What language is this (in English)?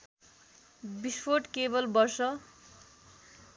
Nepali